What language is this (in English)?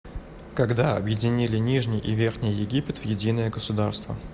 Russian